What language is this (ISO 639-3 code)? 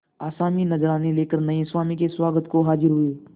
hin